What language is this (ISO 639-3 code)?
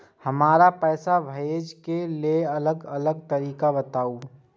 mai